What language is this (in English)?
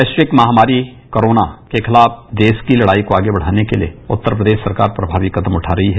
Hindi